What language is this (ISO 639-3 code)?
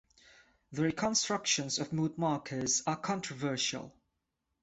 eng